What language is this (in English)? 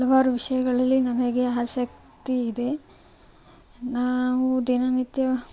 Kannada